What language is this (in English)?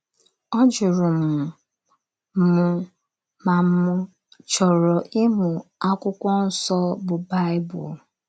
Igbo